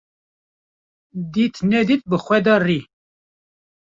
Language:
Kurdish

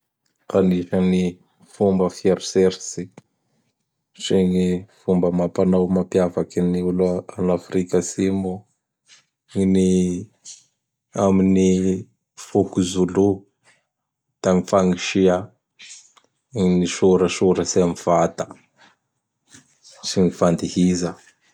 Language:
Bara Malagasy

